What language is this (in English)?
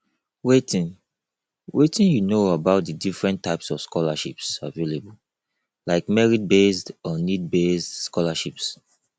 Nigerian Pidgin